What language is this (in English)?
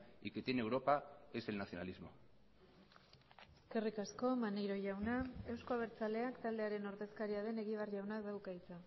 Basque